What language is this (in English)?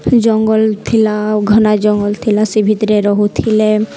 Odia